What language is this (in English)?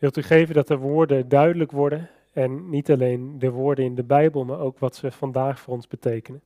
Dutch